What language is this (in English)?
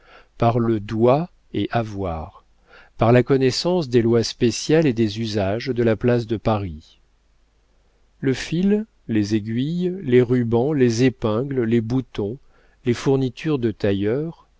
French